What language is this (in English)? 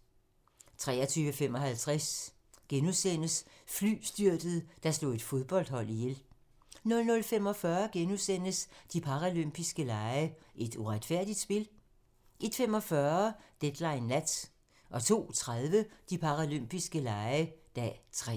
Danish